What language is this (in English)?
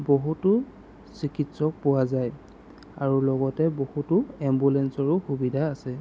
Assamese